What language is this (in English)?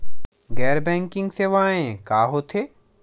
Chhattisgarhi